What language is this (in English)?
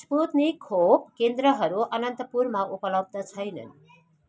Nepali